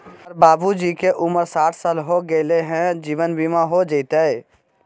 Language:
Magahi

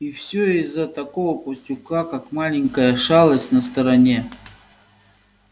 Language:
Russian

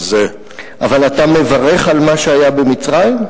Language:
Hebrew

